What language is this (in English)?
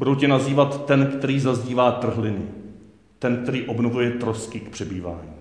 Czech